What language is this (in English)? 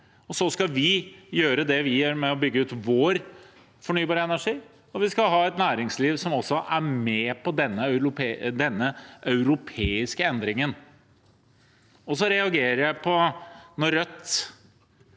Norwegian